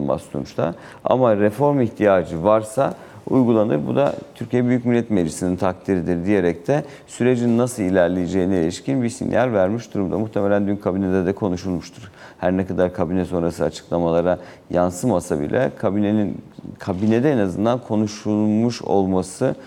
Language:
Turkish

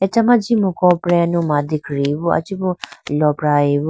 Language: Idu-Mishmi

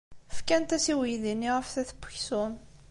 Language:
Kabyle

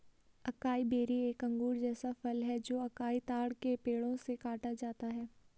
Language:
Hindi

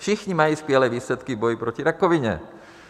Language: Czech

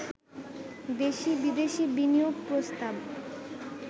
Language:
Bangla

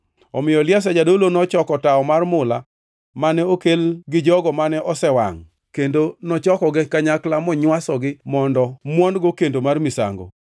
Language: Luo (Kenya and Tanzania)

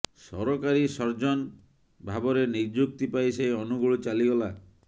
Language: Odia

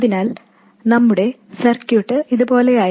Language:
Malayalam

